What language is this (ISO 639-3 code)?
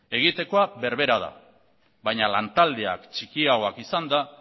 eus